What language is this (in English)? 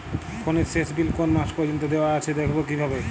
Bangla